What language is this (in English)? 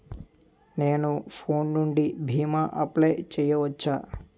Telugu